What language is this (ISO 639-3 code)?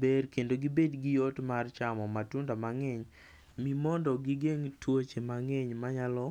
luo